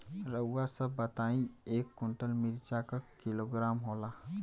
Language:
Bhojpuri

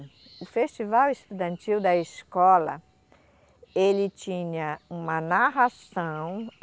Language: Portuguese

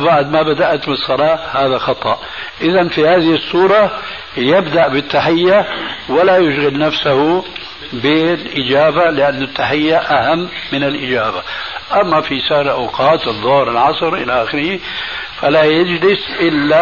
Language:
Arabic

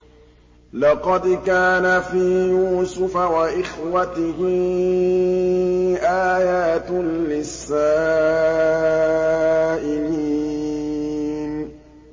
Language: Arabic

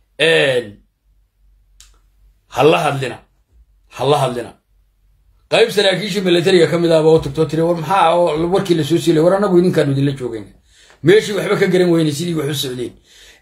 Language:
Arabic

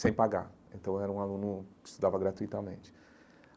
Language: Portuguese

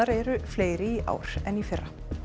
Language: Icelandic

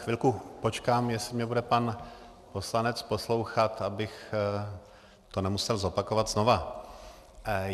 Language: Czech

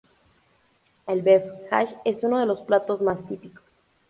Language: Spanish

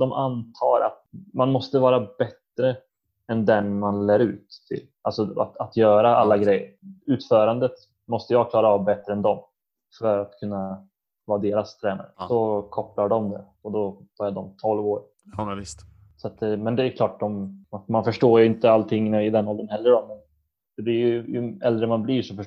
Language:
Swedish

